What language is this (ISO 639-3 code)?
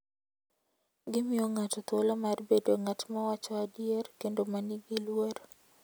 luo